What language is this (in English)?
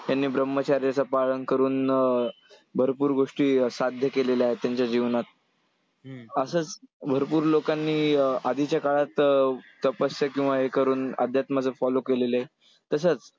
Marathi